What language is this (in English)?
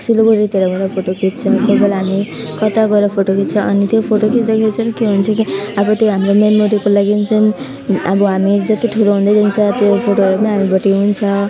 Nepali